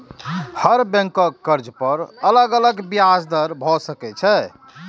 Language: Maithili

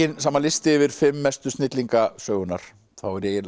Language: Icelandic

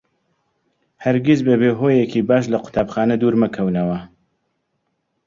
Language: Central Kurdish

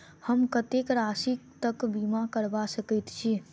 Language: Maithili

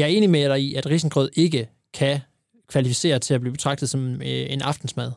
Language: Danish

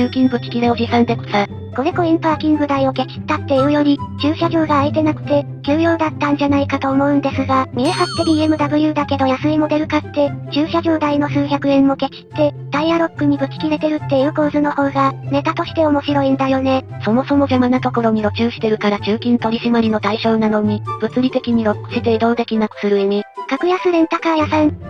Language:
Japanese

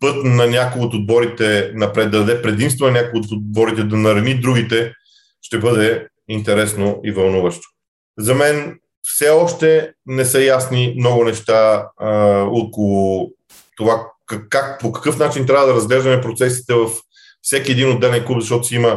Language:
Bulgarian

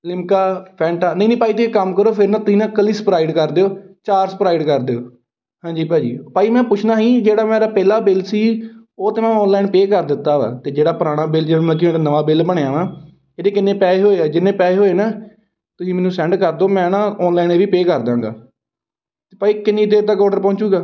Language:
Punjabi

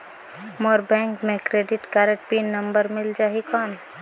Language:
Chhattisgarhi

